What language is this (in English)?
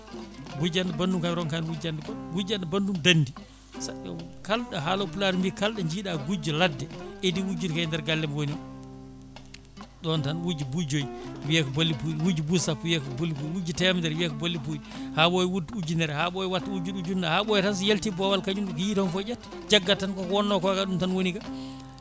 Fula